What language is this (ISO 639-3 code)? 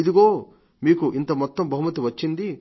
tel